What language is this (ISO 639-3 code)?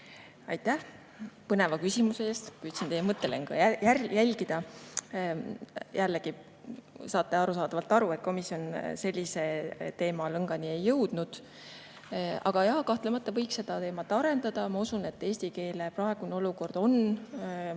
est